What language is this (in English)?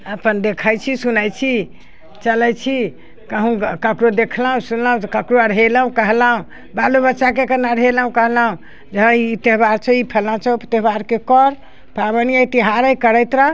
Maithili